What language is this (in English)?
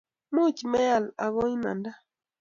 Kalenjin